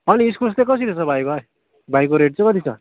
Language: Nepali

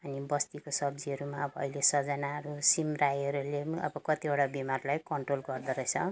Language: Nepali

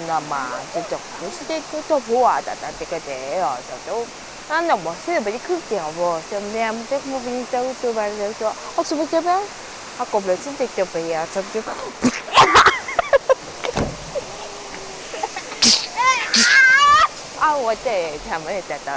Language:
Japanese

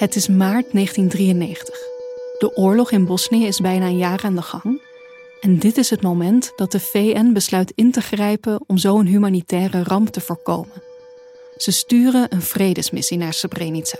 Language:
Dutch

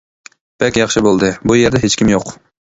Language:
Uyghur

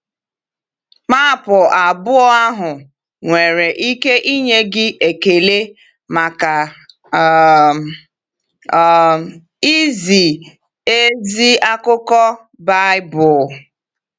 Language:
Igbo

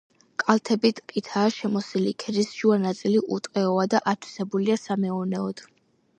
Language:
Georgian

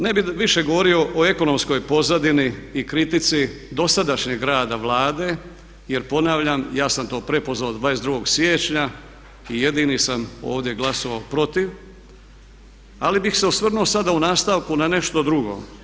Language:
Croatian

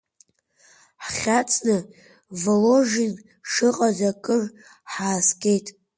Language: Abkhazian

